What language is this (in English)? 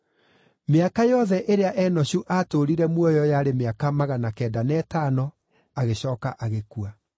Kikuyu